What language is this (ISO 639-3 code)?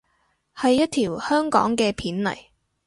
yue